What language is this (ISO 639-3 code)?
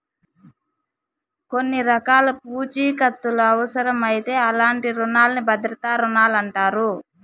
tel